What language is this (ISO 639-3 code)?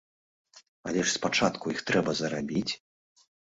bel